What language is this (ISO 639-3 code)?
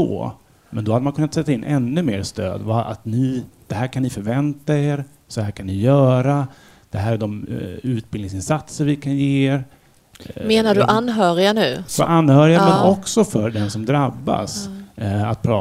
swe